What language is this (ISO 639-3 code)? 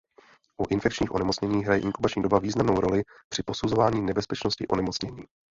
ces